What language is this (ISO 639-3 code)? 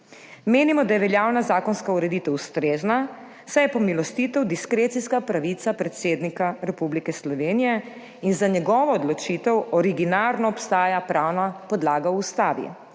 slv